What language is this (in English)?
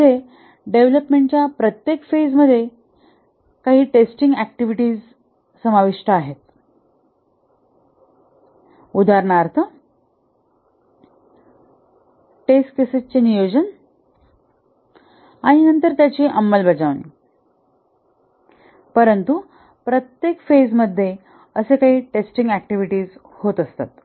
Marathi